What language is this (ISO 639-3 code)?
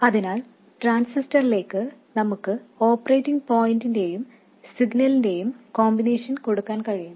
mal